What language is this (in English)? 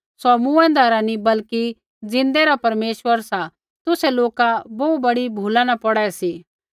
Kullu Pahari